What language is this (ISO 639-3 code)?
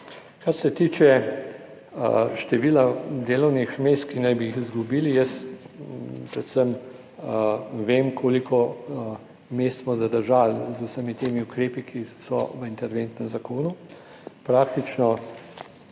slv